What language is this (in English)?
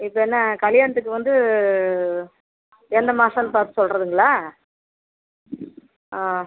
Tamil